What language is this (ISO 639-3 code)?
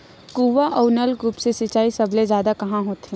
hne